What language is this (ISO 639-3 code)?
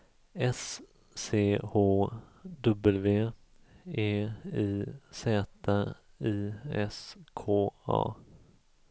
swe